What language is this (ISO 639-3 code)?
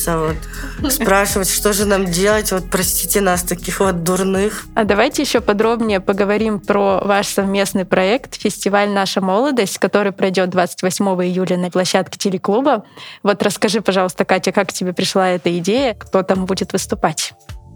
rus